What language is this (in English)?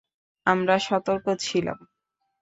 Bangla